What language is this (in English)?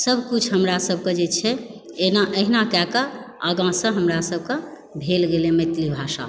Maithili